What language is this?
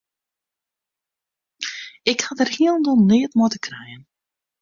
Western Frisian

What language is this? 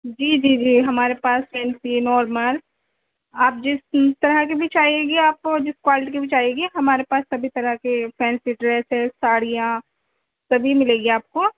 Urdu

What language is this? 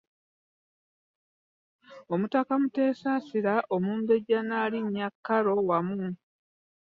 Ganda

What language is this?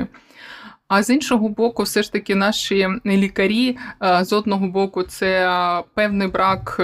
Ukrainian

